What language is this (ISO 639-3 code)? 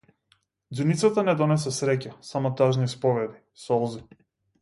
mkd